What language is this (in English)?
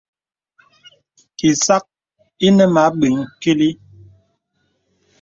Bebele